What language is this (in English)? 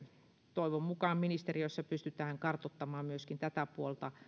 Finnish